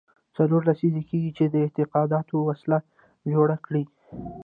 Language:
Pashto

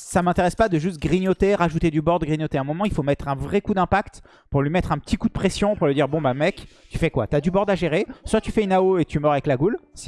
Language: French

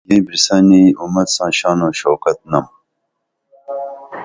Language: Dameli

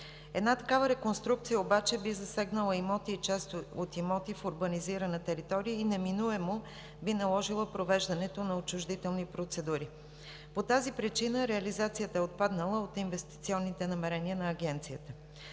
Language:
Bulgarian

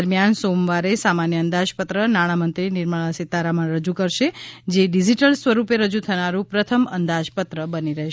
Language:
Gujarati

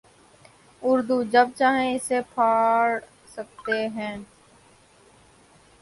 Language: Urdu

